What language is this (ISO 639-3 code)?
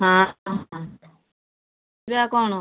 ori